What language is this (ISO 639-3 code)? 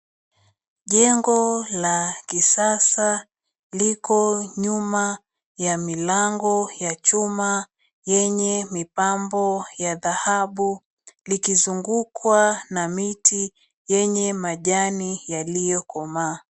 swa